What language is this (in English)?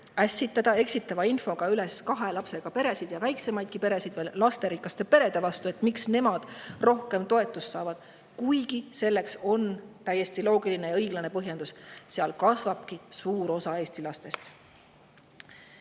Estonian